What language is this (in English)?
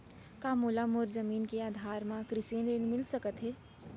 Chhattisgarhi